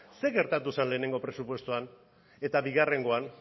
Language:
Basque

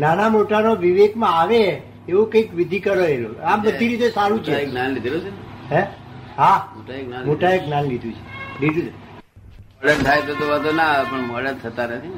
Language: Gujarati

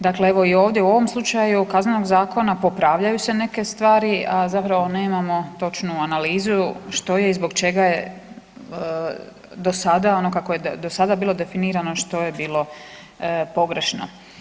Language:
Croatian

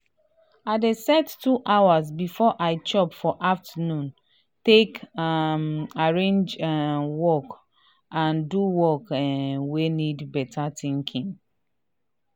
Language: Nigerian Pidgin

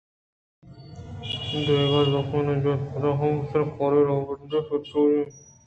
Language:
Eastern Balochi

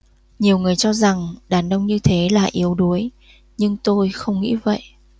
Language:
Vietnamese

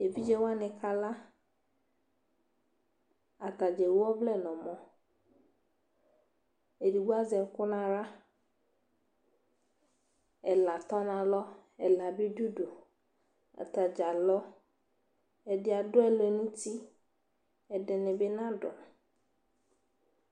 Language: Ikposo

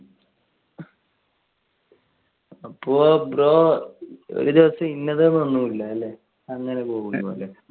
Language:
Malayalam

